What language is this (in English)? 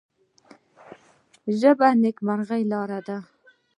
Pashto